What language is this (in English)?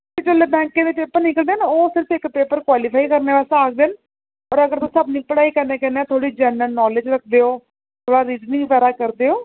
Dogri